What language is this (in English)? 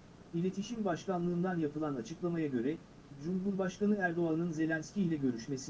Turkish